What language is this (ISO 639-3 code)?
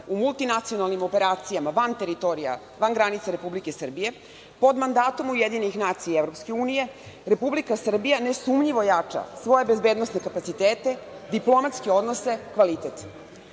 srp